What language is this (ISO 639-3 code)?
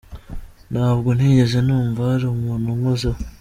kin